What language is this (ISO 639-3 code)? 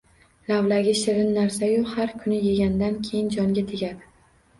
uzb